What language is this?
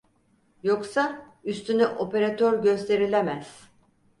Turkish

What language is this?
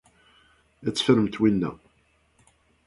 Kabyle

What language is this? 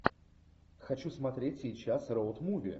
Russian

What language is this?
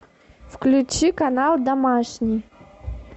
Russian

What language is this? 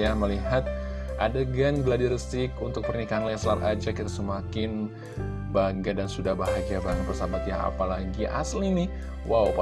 Indonesian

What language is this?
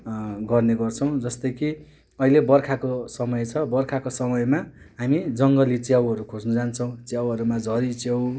Nepali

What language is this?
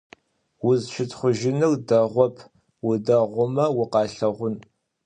Adyghe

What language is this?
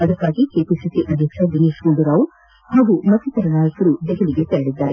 Kannada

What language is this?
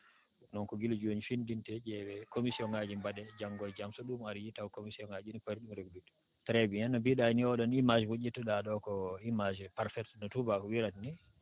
Fula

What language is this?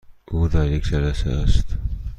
Persian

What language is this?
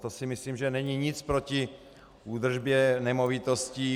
Czech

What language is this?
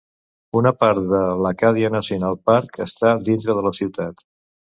Catalan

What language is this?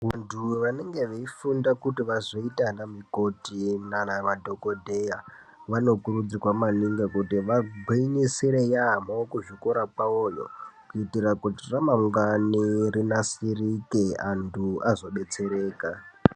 Ndau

